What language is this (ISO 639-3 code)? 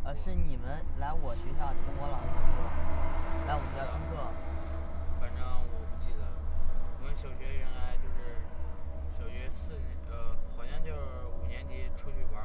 zho